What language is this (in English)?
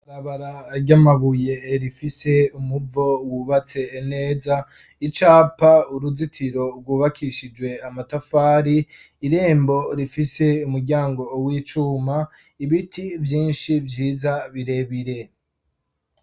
Rundi